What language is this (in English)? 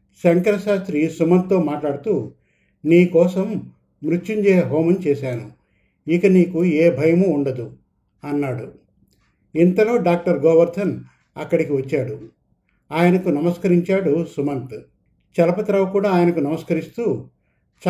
Telugu